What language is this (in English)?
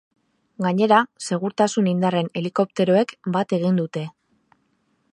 Basque